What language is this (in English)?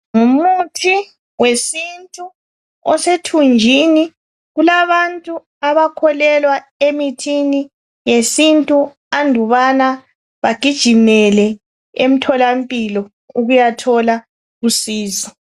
North Ndebele